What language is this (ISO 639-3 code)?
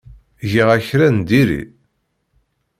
kab